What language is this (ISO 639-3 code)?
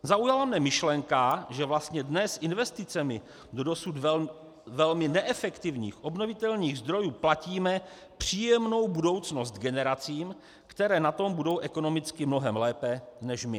ces